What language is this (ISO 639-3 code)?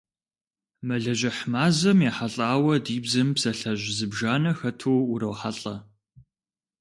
kbd